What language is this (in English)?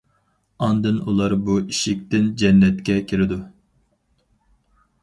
Uyghur